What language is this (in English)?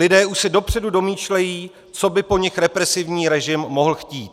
Czech